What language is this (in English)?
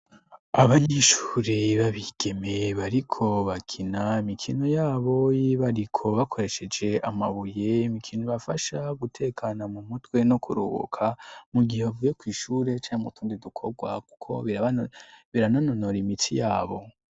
Rundi